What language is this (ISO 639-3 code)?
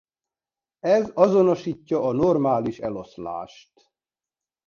hun